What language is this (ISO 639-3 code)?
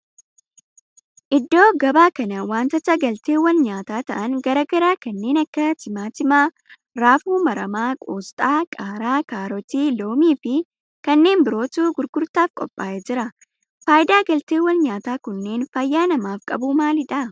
orm